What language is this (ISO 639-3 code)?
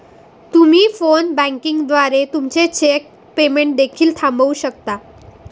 mar